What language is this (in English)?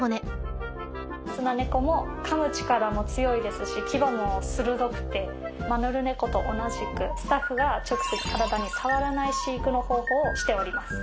Japanese